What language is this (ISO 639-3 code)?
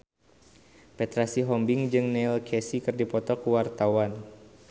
sun